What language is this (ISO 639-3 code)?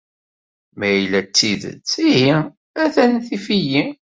kab